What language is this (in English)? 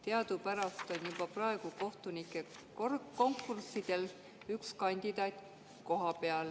Estonian